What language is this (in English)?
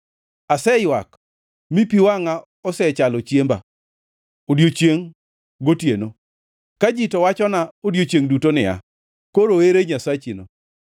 Luo (Kenya and Tanzania)